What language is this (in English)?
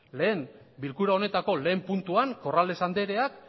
Basque